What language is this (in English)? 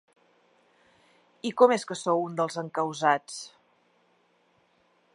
Catalan